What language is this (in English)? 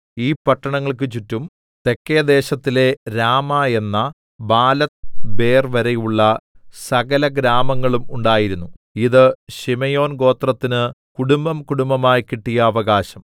Malayalam